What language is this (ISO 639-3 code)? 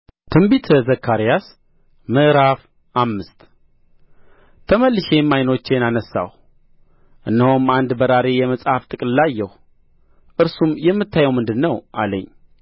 amh